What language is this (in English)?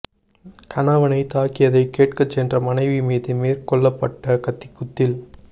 Tamil